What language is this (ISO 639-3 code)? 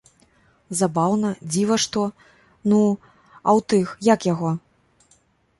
bel